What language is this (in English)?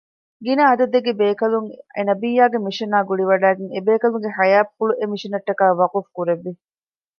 Divehi